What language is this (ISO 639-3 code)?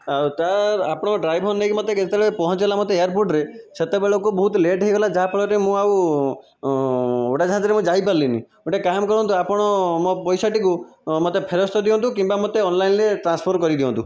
ori